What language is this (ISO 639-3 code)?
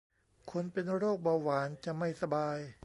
tha